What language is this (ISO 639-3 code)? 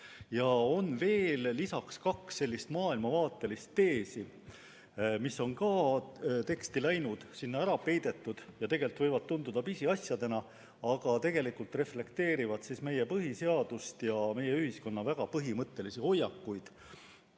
est